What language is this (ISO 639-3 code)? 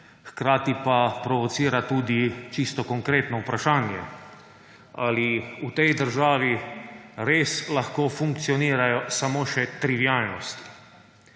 slv